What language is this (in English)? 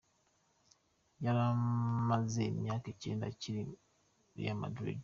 Kinyarwanda